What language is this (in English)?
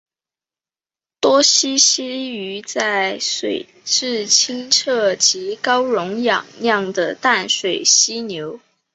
Chinese